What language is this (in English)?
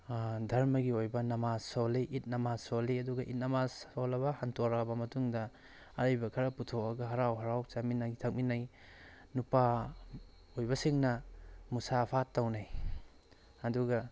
Manipuri